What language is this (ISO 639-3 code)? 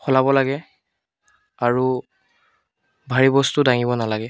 asm